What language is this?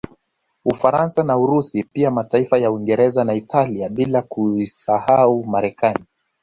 Swahili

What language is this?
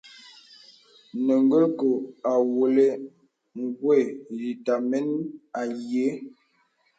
Bebele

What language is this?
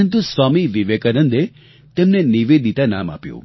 Gujarati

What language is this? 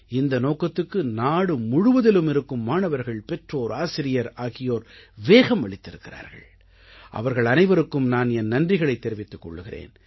Tamil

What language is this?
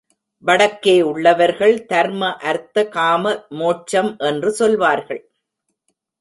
Tamil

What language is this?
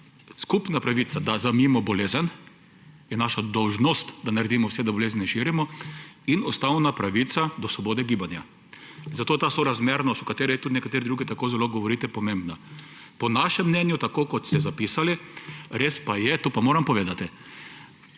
Slovenian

